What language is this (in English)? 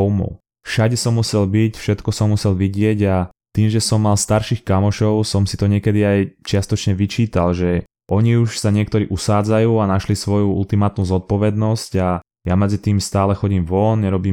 Slovak